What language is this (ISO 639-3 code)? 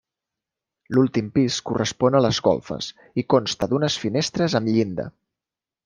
cat